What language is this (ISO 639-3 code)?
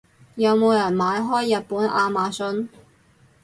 yue